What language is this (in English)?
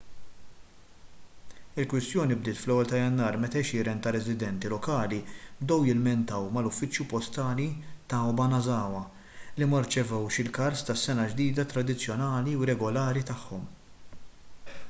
Maltese